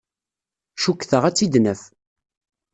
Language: Kabyle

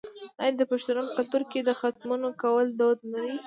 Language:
Pashto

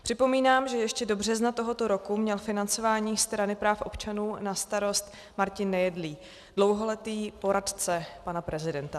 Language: Czech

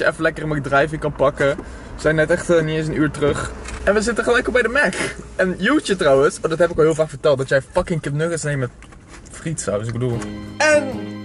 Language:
Dutch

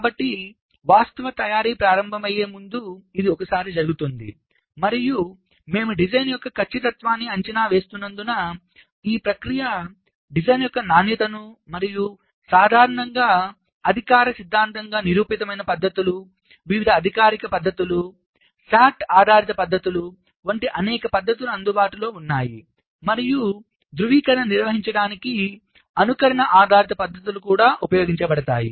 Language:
Telugu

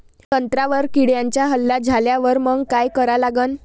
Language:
Marathi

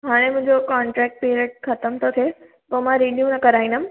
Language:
Sindhi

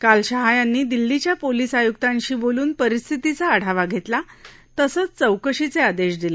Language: Marathi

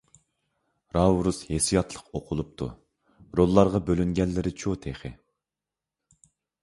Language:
Uyghur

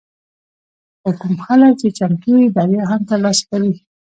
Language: Pashto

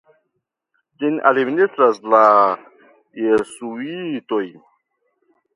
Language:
Esperanto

